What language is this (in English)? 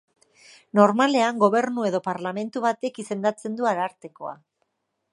Basque